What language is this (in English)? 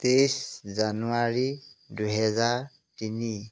Assamese